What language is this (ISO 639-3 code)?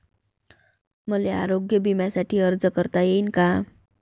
mar